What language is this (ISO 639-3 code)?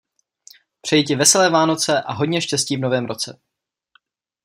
ces